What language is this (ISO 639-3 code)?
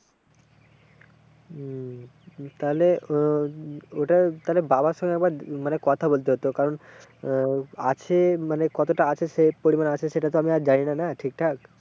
ben